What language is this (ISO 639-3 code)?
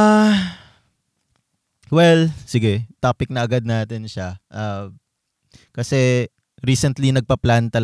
fil